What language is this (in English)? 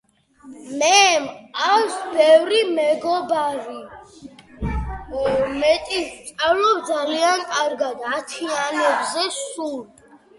Georgian